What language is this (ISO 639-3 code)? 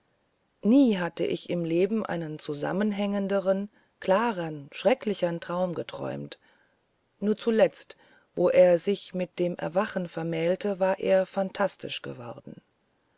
deu